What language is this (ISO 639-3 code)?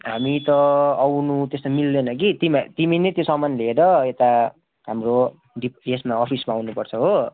nep